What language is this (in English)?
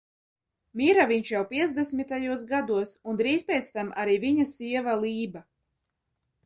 Latvian